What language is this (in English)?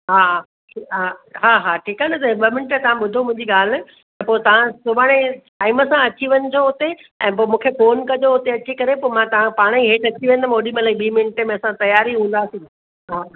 Sindhi